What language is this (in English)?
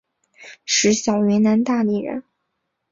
Chinese